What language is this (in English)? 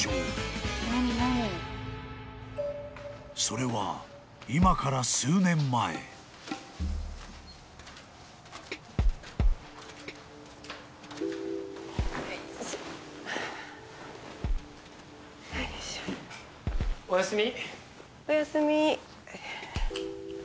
Japanese